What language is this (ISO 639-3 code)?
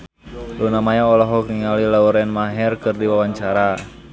sun